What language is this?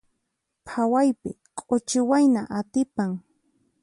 Puno Quechua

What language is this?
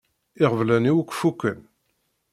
Kabyle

